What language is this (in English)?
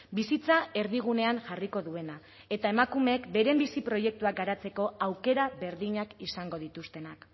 Basque